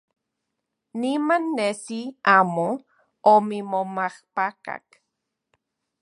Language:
Central Puebla Nahuatl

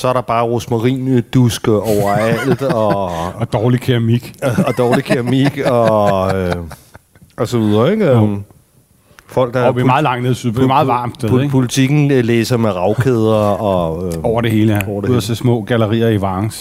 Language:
Danish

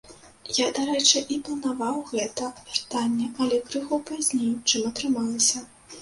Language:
Belarusian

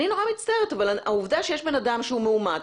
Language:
Hebrew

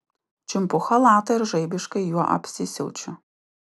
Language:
Lithuanian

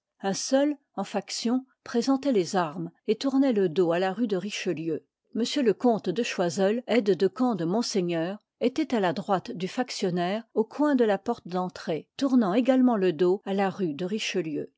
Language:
French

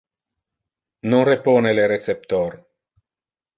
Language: Interlingua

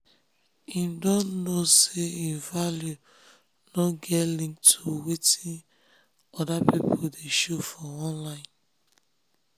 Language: Nigerian Pidgin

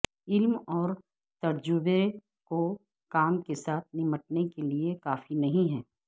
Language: Urdu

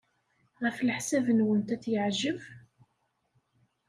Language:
Kabyle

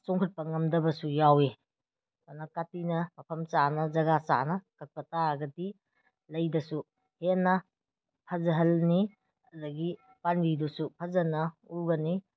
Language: Manipuri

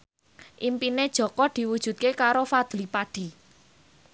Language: Javanese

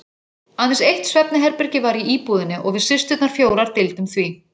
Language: Icelandic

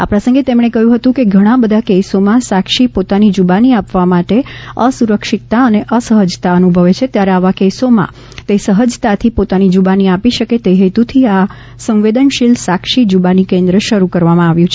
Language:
Gujarati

